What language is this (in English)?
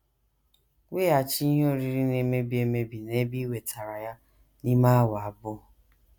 Igbo